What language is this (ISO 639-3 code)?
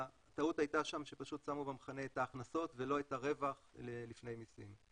heb